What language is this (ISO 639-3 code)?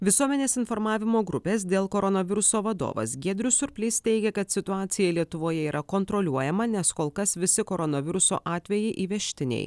lit